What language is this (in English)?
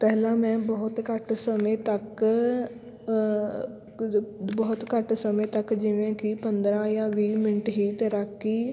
Punjabi